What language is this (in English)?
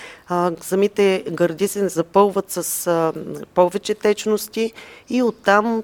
Bulgarian